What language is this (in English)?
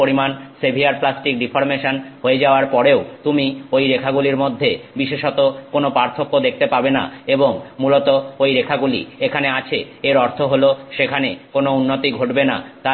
Bangla